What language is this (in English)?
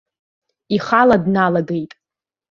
Abkhazian